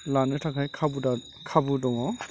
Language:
Bodo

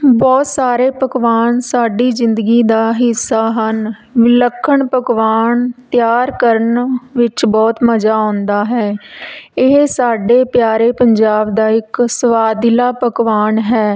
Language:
Punjabi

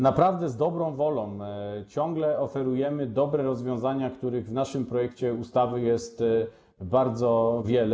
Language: Polish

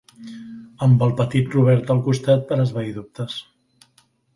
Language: Catalan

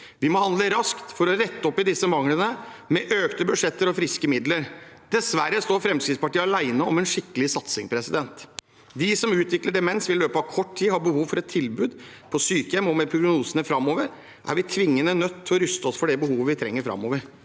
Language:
Norwegian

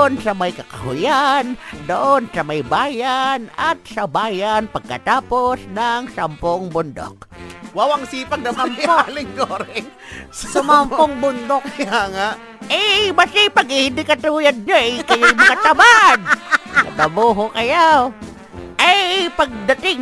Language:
Filipino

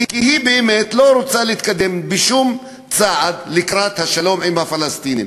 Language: Hebrew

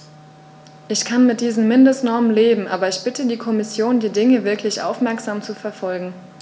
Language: German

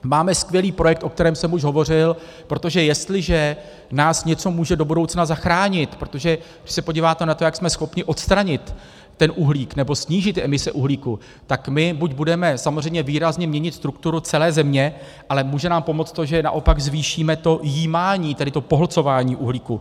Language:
Czech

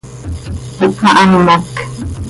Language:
Seri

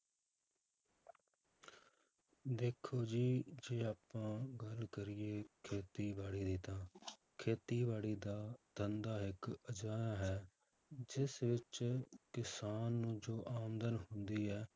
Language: Punjabi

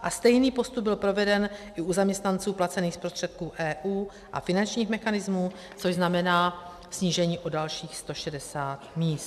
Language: Czech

